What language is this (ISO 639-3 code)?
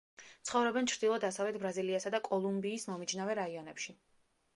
kat